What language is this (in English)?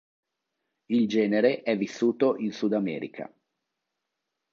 Italian